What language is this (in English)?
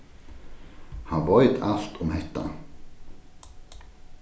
Faroese